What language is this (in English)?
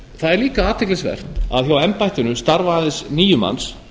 Icelandic